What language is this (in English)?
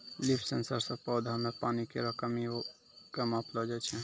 Maithili